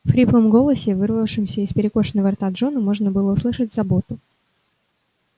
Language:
Russian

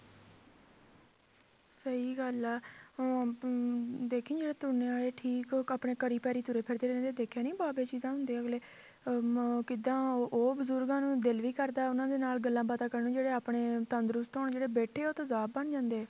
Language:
Punjabi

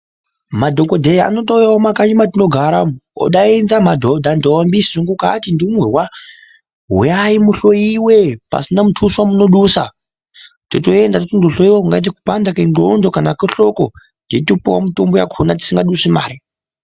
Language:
Ndau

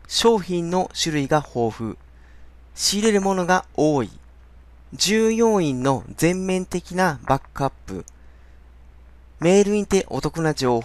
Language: Japanese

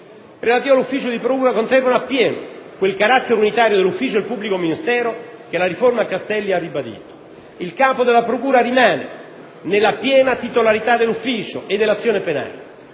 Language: Italian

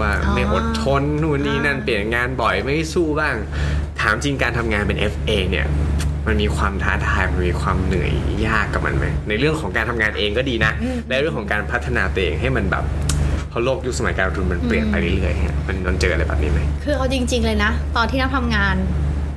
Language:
Thai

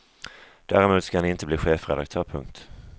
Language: Swedish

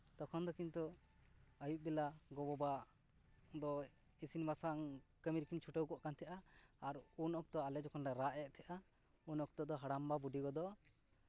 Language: Santali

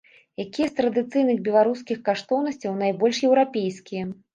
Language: Belarusian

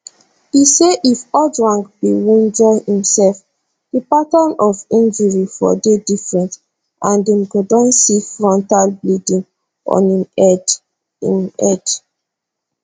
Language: Nigerian Pidgin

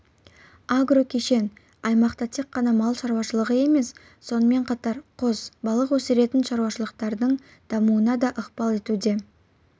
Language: Kazakh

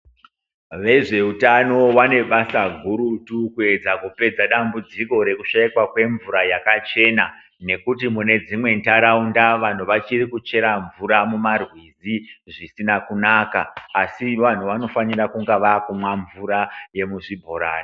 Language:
Ndau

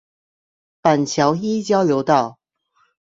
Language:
Chinese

